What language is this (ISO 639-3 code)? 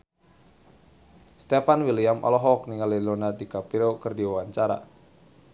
sun